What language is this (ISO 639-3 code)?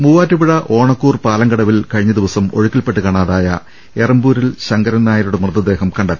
mal